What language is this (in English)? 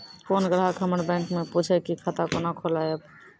Maithili